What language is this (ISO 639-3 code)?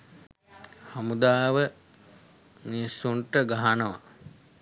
sin